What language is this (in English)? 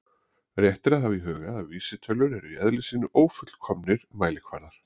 Icelandic